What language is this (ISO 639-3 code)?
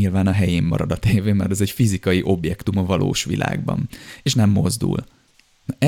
hun